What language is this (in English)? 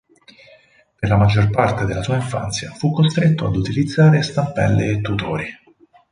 Italian